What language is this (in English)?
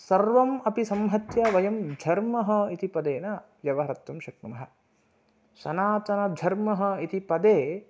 Sanskrit